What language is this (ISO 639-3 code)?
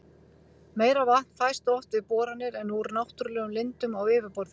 isl